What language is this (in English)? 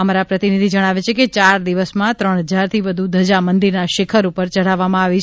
Gujarati